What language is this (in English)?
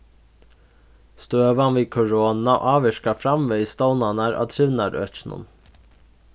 Faroese